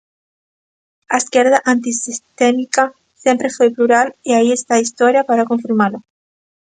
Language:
Galician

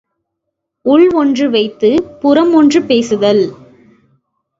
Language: Tamil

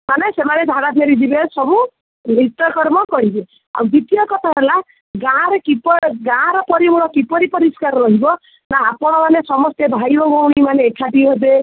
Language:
Odia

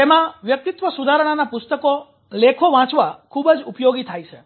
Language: Gujarati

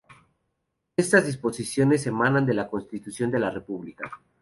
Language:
Spanish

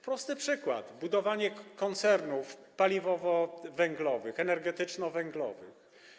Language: Polish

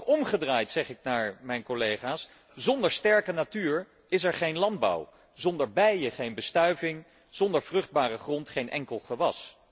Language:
Dutch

